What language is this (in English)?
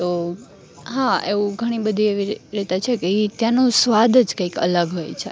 Gujarati